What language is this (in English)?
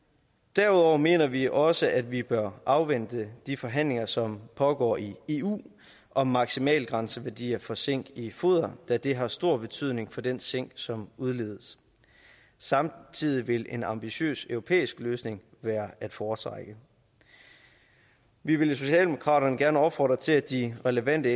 Danish